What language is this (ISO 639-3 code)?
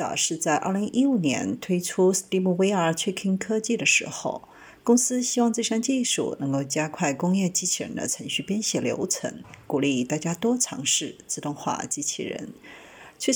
zho